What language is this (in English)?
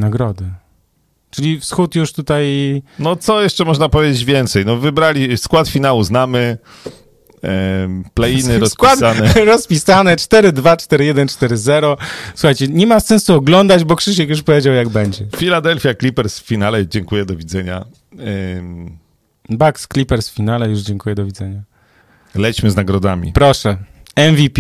Polish